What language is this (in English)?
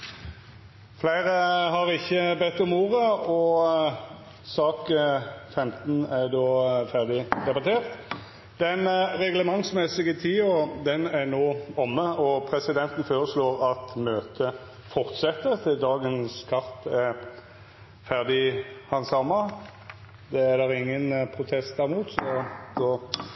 Norwegian Nynorsk